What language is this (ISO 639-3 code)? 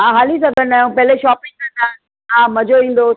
snd